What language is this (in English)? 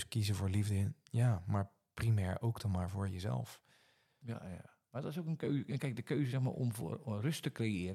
Dutch